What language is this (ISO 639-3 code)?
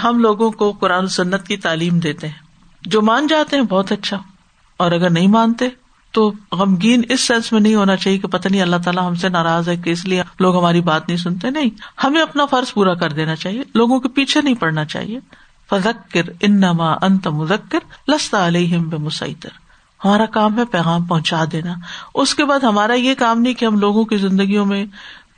urd